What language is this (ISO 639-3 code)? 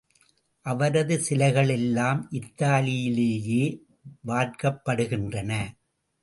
tam